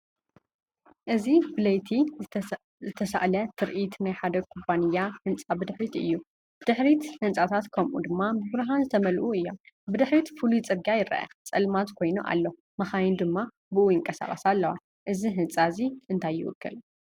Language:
Tigrinya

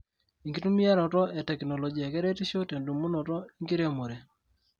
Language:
Masai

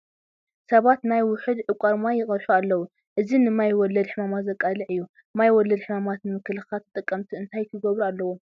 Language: Tigrinya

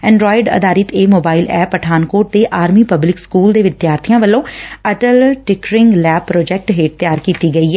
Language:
Punjabi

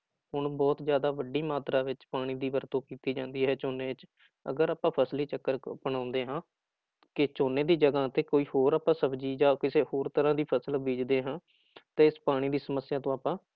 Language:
Punjabi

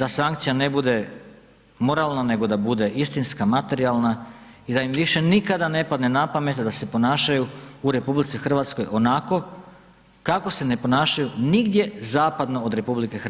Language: Croatian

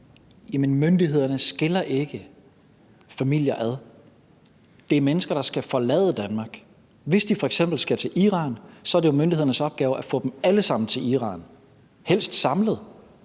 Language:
Danish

